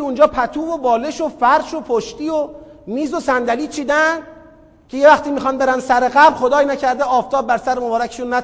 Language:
Persian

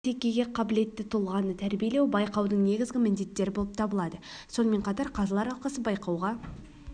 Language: Kazakh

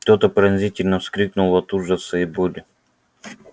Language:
Russian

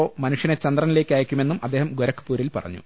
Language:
Malayalam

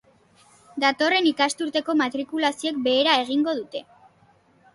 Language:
Basque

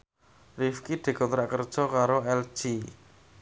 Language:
Javanese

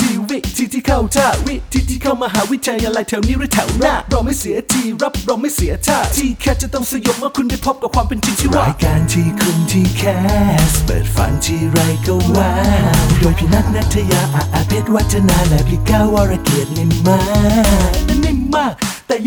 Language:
Thai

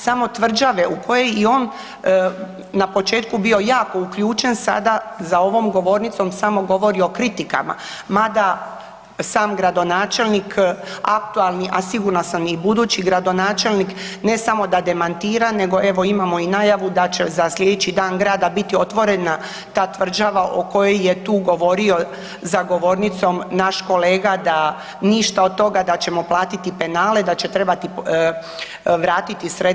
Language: Croatian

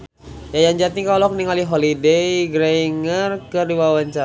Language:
Sundanese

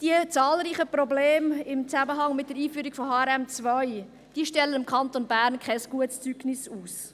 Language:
Swiss German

